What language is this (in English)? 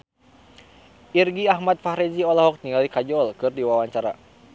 Sundanese